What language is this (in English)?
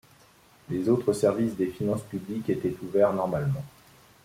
French